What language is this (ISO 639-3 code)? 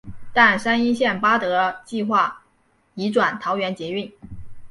zho